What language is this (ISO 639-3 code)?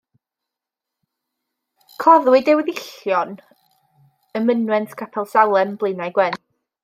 cym